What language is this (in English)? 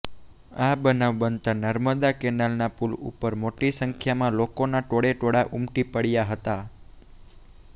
Gujarati